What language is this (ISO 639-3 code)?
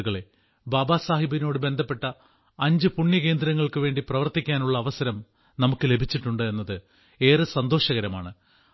mal